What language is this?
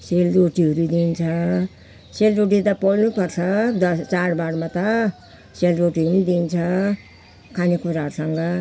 Nepali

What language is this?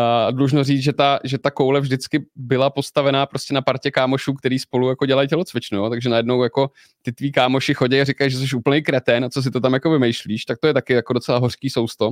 Czech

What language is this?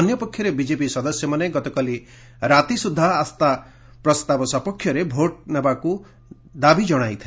Odia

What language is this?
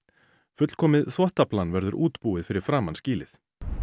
Icelandic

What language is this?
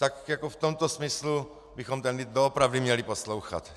Czech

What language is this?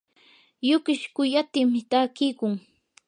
Yanahuanca Pasco Quechua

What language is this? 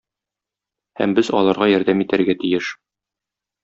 Tatar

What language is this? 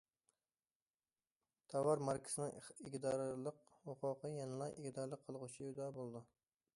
Uyghur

